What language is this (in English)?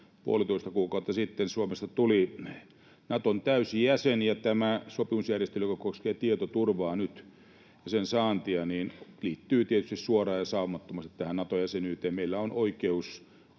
Finnish